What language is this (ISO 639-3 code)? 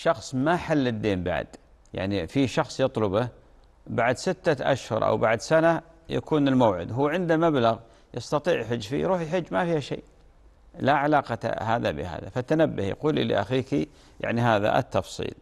ara